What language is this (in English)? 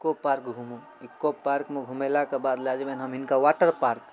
Maithili